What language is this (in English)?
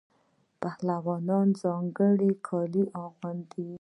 Pashto